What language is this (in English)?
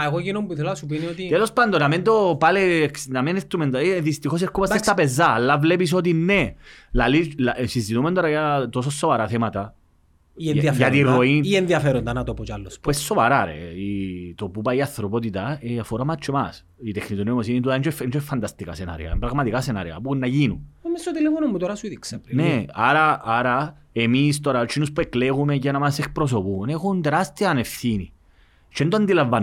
Greek